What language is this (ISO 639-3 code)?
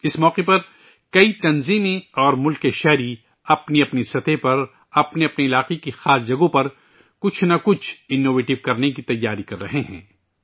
urd